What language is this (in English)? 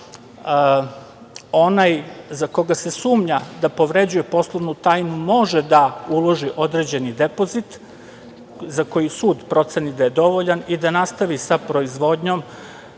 Serbian